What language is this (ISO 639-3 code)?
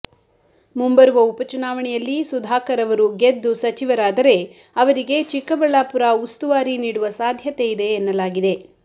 kan